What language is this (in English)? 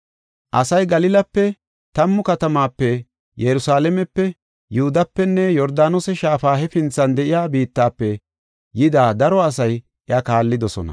Gofa